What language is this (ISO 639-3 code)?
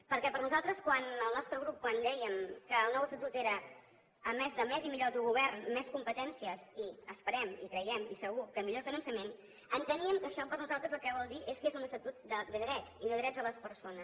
cat